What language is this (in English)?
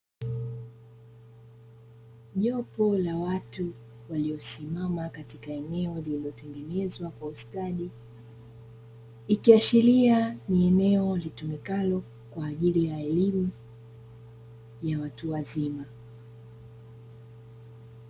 Swahili